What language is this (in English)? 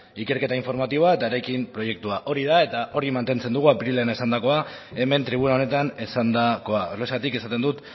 Basque